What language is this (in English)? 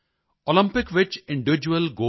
Punjabi